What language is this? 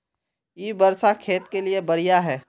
Magahi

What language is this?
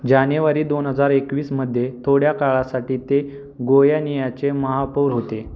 Marathi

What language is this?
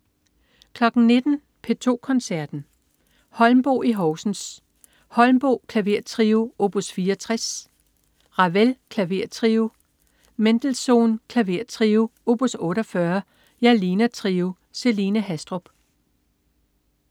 Danish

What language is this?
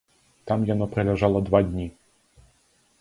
Belarusian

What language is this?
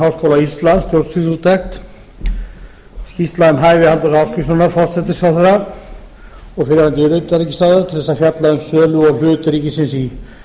Icelandic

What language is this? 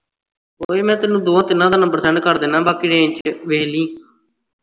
Punjabi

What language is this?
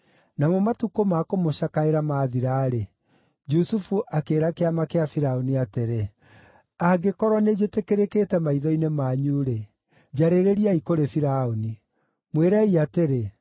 Kikuyu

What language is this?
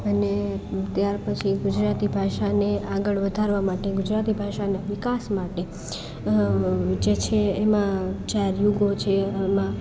Gujarati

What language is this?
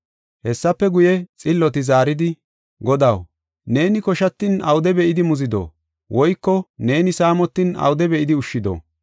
Gofa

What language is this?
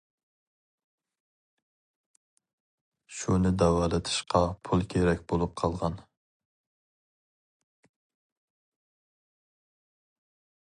Uyghur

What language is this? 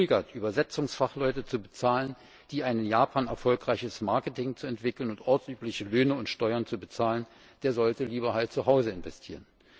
German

